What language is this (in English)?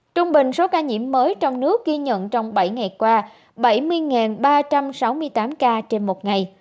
Vietnamese